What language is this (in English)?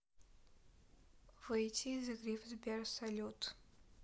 Russian